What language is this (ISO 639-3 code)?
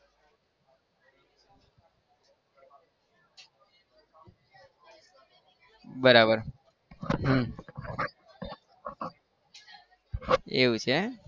guj